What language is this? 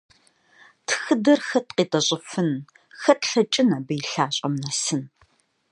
Kabardian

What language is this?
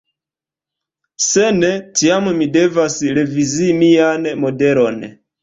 Esperanto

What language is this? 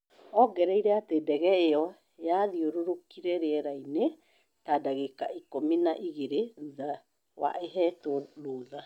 Kikuyu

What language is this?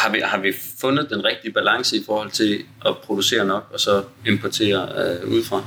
Danish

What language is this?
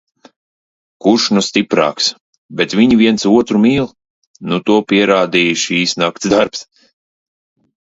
Latvian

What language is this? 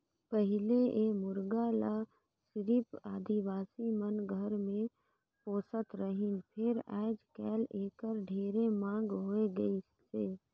Chhattisgarhi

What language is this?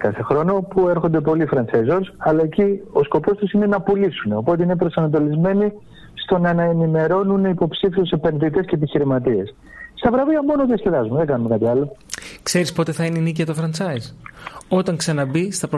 Greek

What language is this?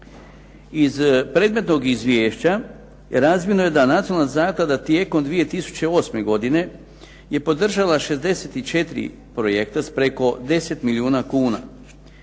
Croatian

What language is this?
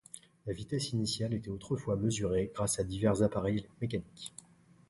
French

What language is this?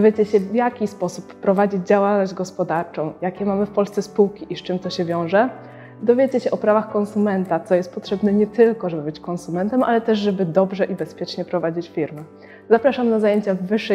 Polish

